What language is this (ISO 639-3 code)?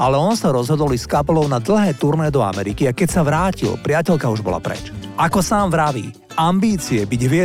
slk